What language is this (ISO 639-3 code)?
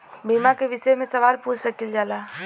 bho